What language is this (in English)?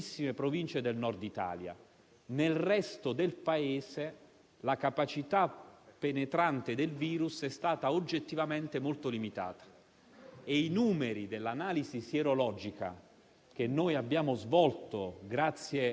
Italian